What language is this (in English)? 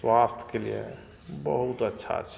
Maithili